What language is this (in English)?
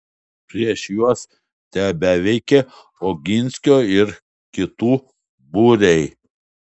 Lithuanian